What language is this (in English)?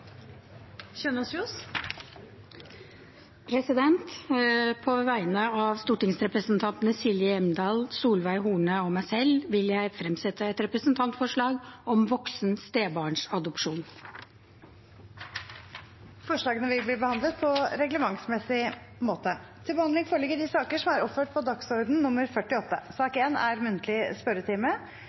Norwegian